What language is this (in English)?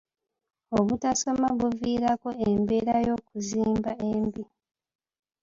Ganda